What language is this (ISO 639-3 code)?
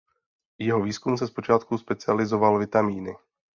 ces